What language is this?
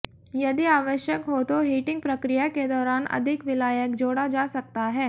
Hindi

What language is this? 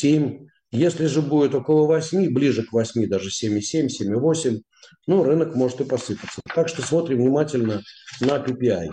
Russian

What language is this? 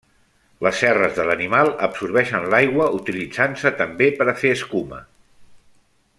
Catalan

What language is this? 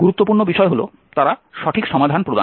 Bangla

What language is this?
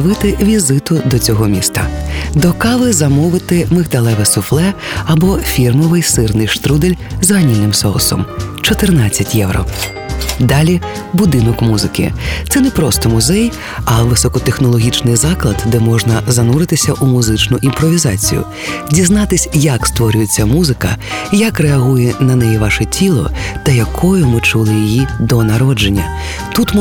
Ukrainian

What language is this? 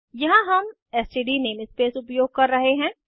Hindi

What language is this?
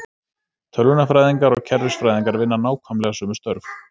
Icelandic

